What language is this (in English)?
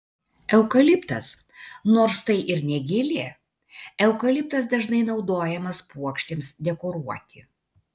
Lithuanian